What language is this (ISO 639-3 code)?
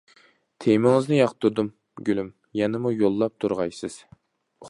uig